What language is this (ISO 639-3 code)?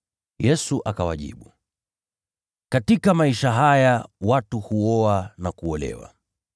swa